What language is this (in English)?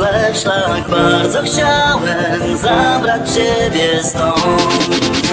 Polish